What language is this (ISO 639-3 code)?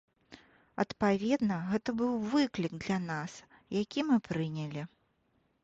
bel